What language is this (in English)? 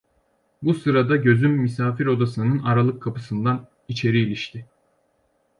Turkish